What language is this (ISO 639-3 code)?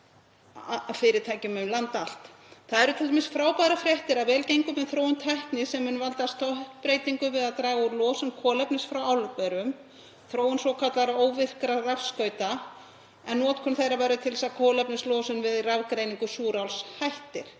isl